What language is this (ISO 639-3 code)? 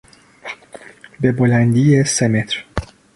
fas